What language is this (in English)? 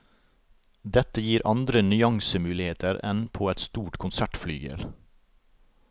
Norwegian